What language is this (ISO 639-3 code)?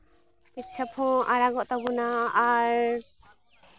sat